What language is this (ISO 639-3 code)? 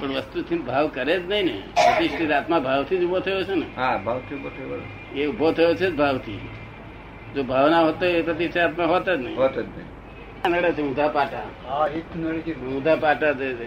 guj